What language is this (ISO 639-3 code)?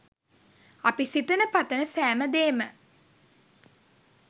sin